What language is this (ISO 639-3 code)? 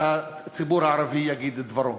heb